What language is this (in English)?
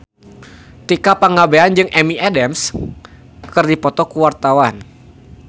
Sundanese